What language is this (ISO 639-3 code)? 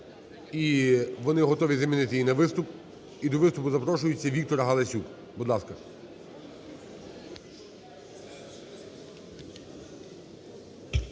ukr